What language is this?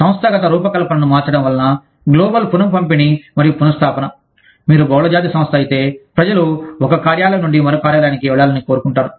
Telugu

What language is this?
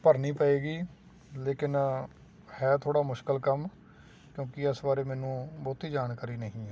Punjabi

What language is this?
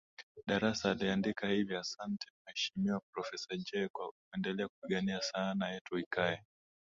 Swahili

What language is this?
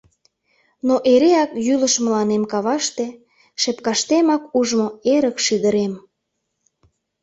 Mari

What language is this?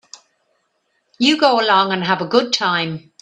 English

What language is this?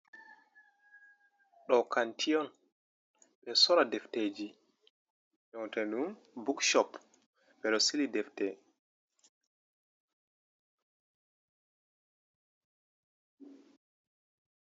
Fula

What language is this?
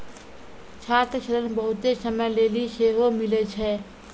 Maithili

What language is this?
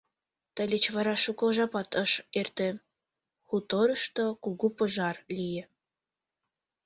Mari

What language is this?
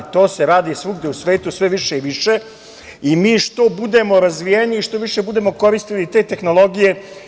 Serbian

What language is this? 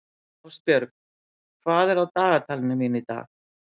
Icelandic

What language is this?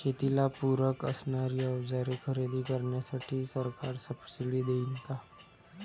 Marathi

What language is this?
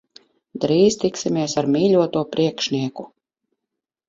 Latvian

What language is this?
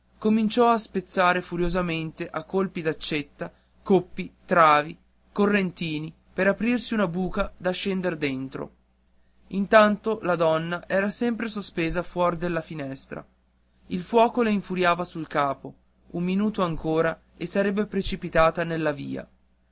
Italian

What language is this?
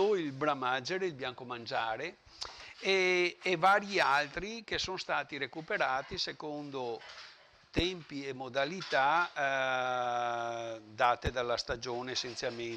Italian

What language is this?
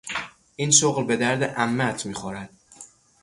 Persian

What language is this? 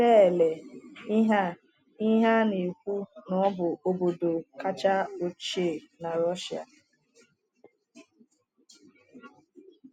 Igbo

